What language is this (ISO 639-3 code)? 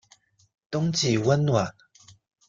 zho